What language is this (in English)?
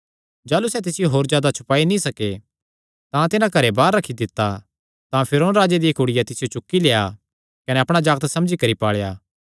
Kangri